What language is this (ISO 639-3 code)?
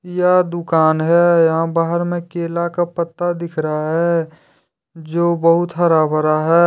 hin